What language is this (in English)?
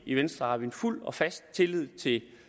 Danish